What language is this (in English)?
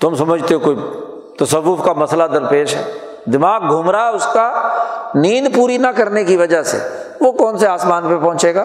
Urdu